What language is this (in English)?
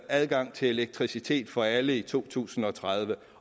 Danish